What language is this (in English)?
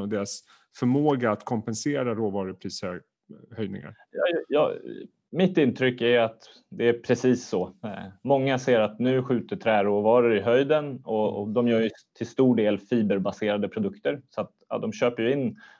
Swedish